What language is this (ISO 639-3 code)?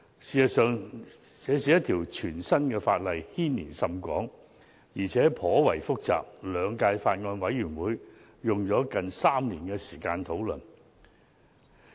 yue